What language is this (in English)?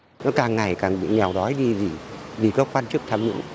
Vietnamese